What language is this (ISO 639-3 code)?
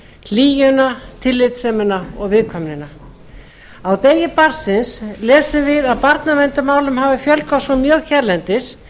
isl